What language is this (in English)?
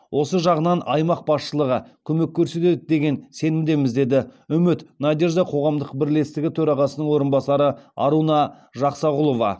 Kazakh